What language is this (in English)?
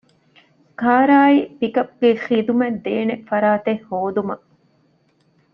Divehi